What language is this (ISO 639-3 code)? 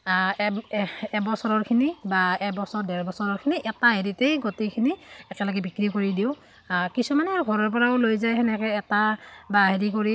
asm